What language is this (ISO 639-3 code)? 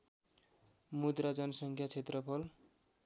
nep